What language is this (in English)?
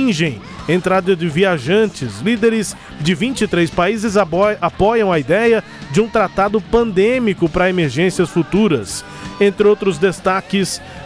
Portuguese